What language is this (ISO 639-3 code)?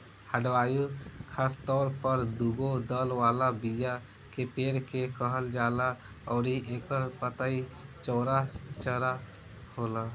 bho